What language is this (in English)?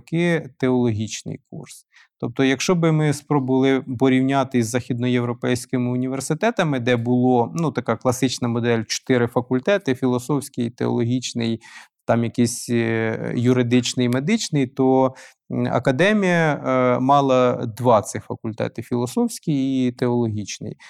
Ukrainian